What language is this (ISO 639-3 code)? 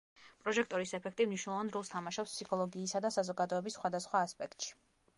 kat